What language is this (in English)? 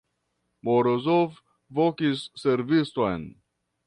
Esperanto